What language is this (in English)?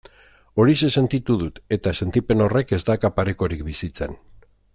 Basque